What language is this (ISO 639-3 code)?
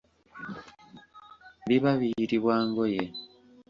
lug